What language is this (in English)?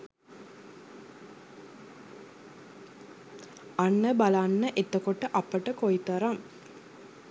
Sinhala